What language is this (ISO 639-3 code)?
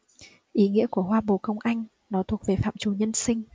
vie